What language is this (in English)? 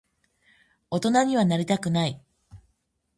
Japanese